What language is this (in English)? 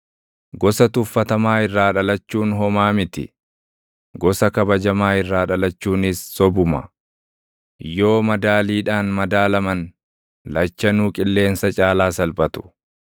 Oromo